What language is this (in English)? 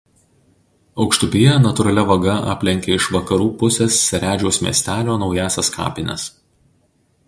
Lithuanian